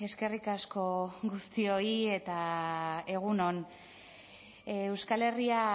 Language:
Basque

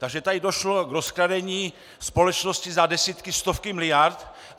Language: Czech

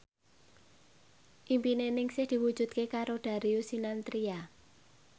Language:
Javanese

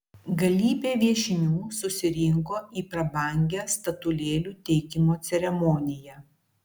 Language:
Lithuanian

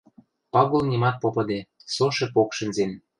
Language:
Western Mari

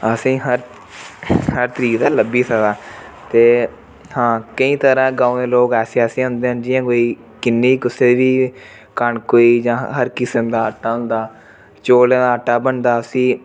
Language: Dogri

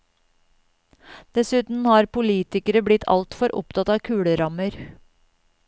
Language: Norwegian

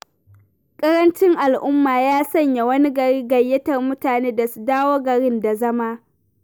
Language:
Hausa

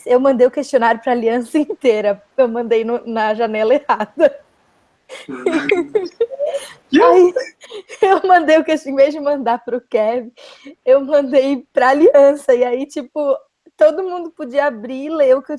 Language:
Portuguese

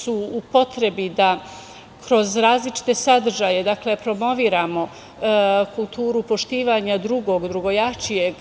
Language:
Serbian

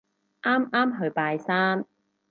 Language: Cantonese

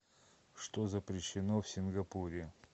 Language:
Russian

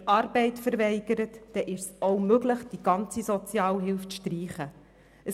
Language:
Swiss German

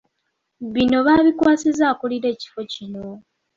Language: Ganda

